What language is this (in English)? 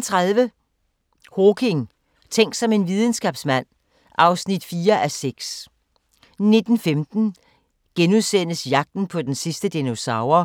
Danish